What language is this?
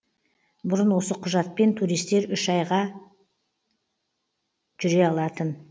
Kazakh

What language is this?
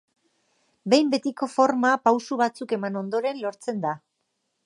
Basque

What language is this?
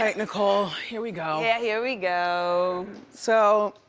English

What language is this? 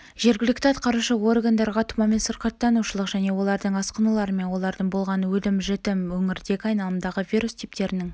Kazakh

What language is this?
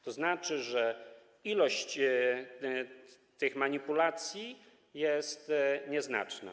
Polish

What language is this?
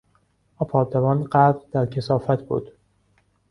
Persian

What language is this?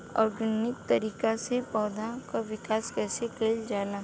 Bhojpuri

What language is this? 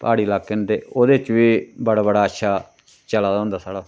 Dogri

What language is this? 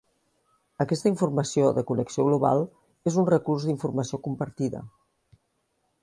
Catalan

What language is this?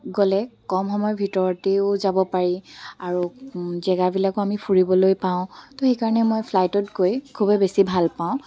Assamese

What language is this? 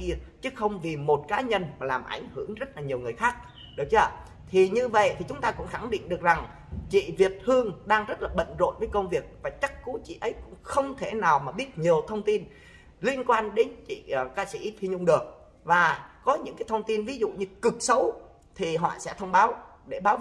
Vietnamese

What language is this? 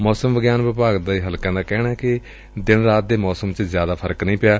Punjabi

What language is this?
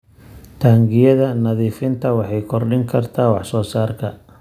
Somali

